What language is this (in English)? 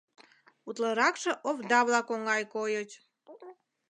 Mari